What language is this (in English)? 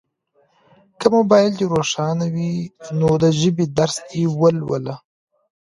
Pashto